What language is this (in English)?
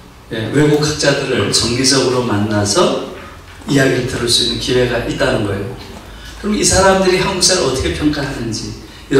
Korean